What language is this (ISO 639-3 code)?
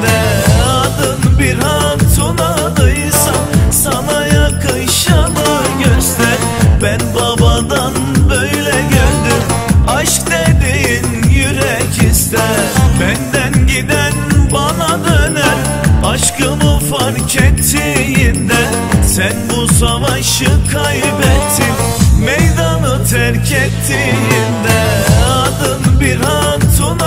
tur